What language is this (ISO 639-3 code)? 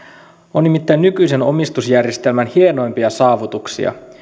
fin